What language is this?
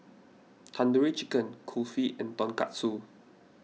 English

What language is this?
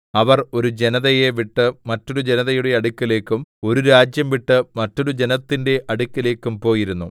Malayalam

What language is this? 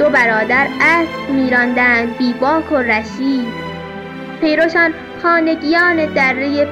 Persian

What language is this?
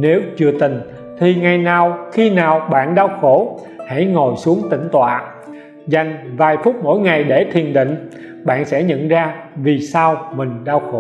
Vietnamese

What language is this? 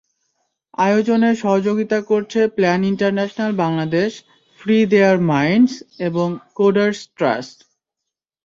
Bangla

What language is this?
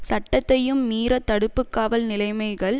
Tamil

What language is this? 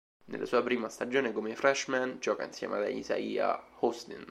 Italian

